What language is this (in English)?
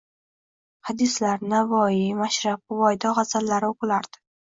Uzbek